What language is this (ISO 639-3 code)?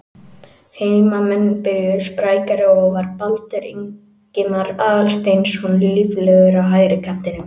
isl